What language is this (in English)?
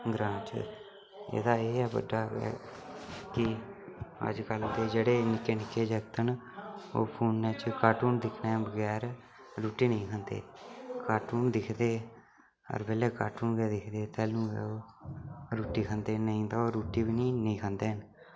Dogri